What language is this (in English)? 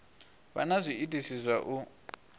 Venda